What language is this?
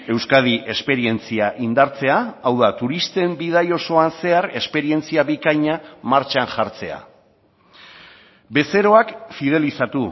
Basque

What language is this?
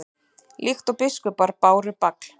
Icelandic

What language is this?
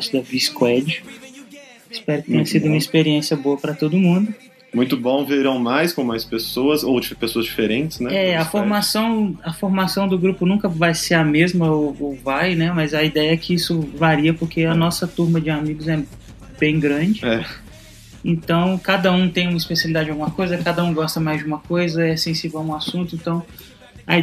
Portuguese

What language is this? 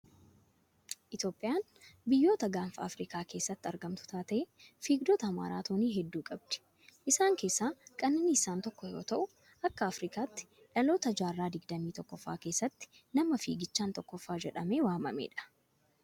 Oromo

